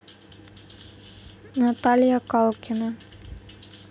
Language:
Russian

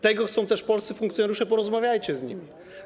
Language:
Polish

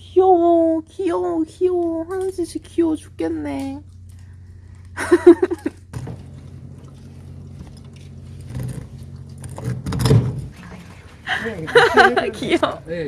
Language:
Korean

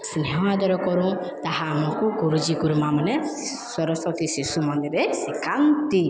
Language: Odia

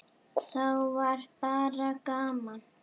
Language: Icelandic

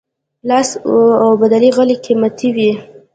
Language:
Pashto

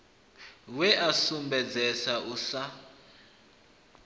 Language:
Venda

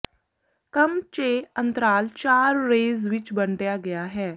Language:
Punjabi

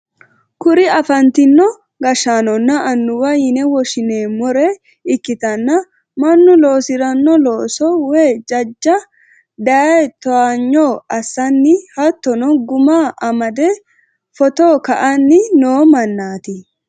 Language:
Sidamo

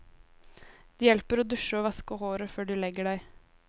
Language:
Norwegian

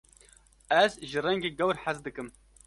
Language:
Kurdish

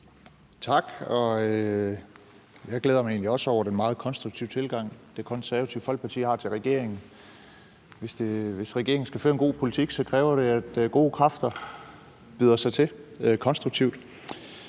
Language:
Danish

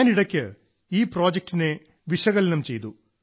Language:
Malayalam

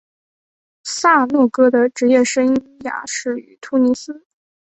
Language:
Chinese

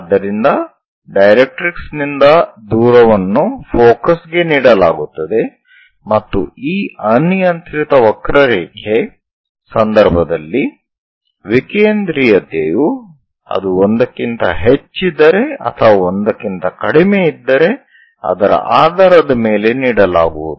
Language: Kannada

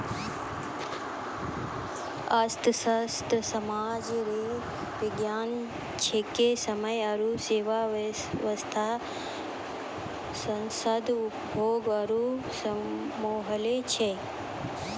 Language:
Maithili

